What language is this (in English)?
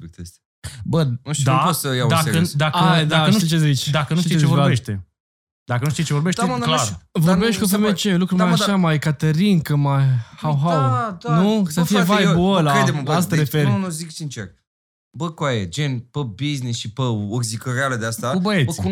Romanian